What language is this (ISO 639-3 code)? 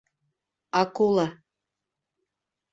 bak